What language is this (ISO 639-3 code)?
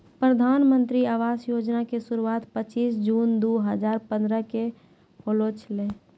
mai